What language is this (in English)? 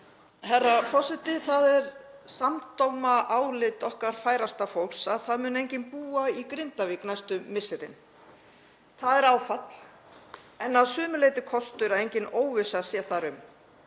Icelandic